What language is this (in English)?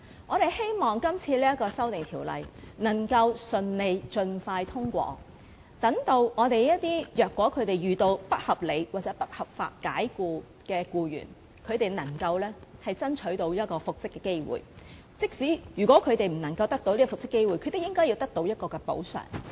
Cantonese